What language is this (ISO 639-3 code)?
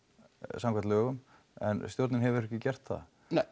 isl